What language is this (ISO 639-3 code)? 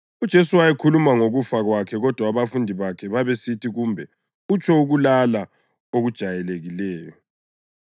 nde